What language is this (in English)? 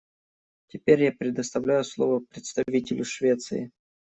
Russian